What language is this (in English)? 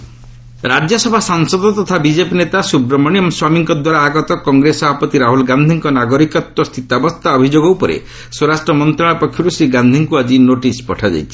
Odia